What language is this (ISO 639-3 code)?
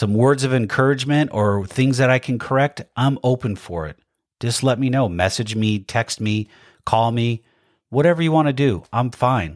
eng